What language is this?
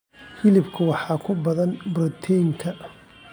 Somali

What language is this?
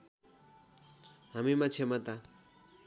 Nepali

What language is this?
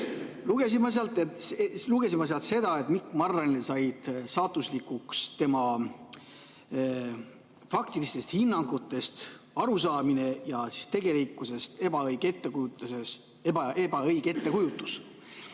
Estonian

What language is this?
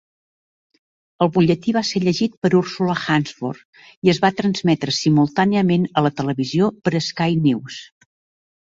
Catalan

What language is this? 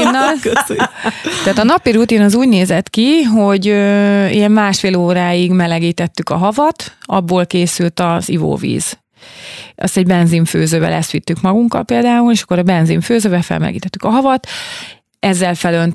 Hungarian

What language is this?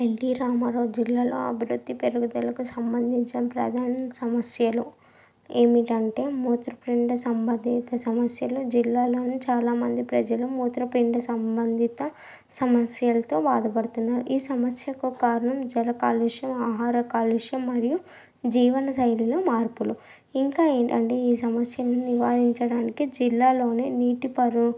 Telugu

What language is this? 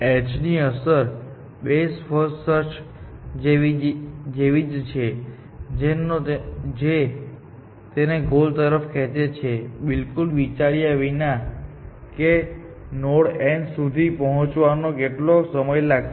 Gujarati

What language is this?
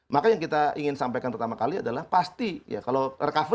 Indonesian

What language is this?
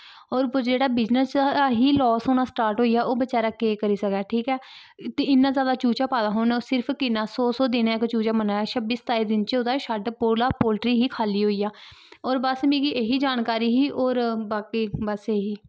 Dogri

